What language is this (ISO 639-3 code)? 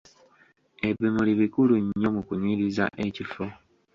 lug